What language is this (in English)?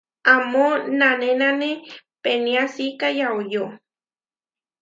Huarijio